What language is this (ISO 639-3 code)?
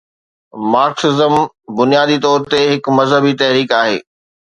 snd